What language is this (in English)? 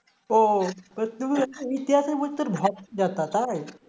Bangla